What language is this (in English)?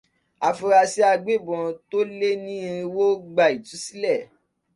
Yoruba